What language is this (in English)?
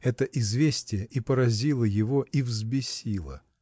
Russian